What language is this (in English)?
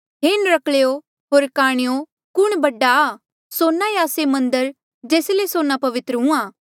Mandeali